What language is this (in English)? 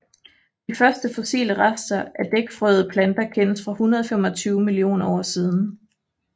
Danish